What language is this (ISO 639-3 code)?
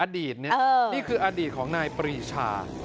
tha